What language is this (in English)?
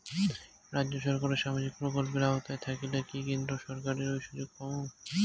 Bangla